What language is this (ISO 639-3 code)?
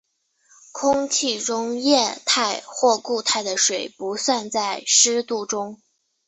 zho